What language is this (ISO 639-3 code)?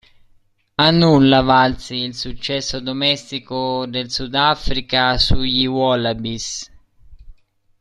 ita